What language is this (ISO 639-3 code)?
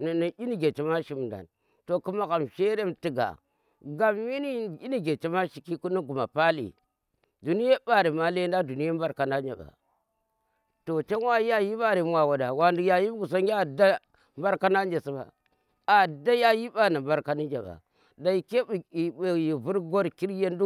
ttr